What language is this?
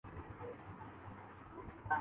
Urdu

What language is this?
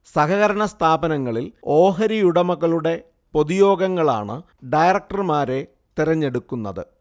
Malayalam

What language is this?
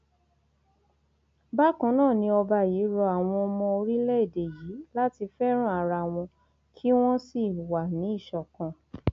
Yoruba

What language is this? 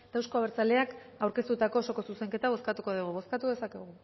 Basque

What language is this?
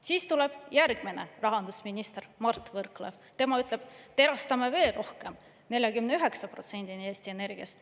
Estonian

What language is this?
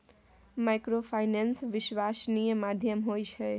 Maithili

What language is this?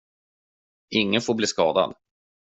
Swedish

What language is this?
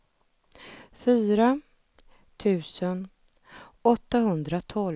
Swedish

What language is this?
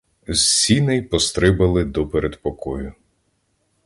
Ukrainian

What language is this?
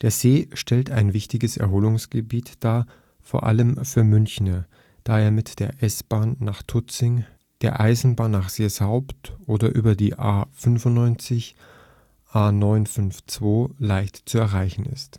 German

